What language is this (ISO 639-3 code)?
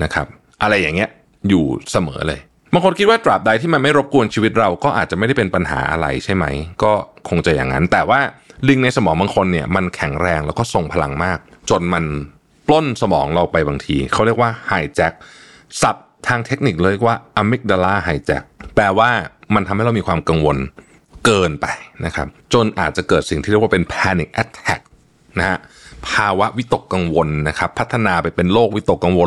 tha